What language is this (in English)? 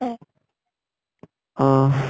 Assamese